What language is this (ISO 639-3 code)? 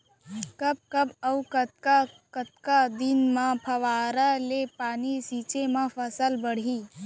hne